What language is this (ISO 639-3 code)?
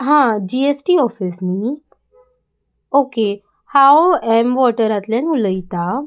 kok